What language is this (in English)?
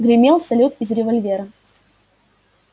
Russian